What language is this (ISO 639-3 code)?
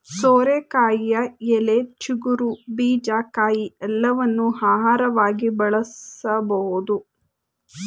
kan